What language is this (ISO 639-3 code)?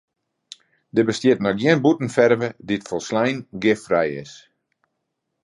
fry